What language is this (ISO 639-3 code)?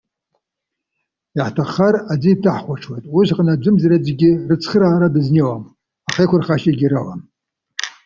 abk